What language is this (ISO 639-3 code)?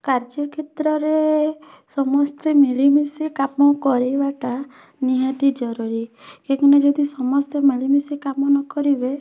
ori